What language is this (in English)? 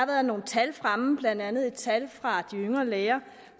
Danish